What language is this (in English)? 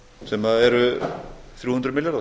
Icelandic